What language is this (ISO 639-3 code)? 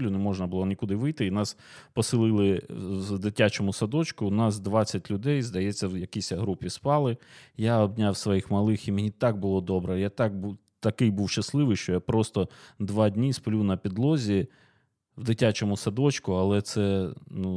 ukr